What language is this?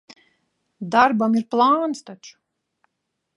Latvian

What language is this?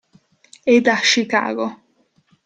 Italian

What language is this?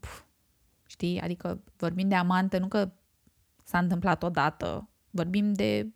Romanian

